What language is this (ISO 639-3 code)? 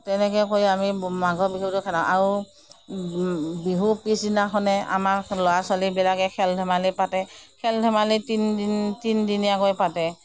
asm